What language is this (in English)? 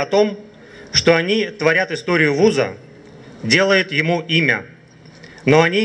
Russian